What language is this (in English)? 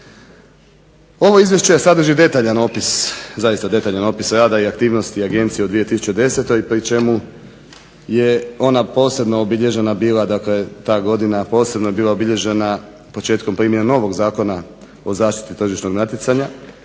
Croatian